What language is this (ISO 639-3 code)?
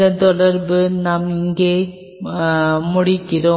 tam